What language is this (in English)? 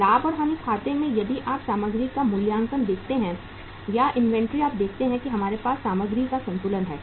Hindi